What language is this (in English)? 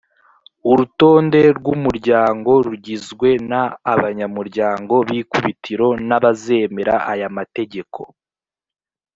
Kinyarwanda